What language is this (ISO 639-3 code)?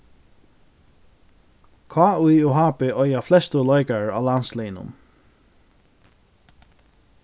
fao